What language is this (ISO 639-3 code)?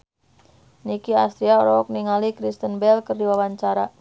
sun